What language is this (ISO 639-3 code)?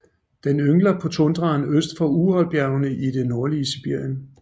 dan